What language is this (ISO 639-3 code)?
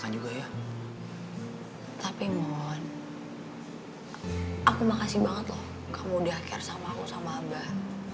ind